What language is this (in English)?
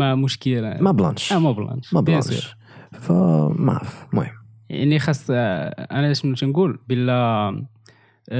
Arabic